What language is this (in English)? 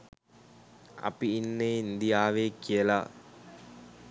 Sinhala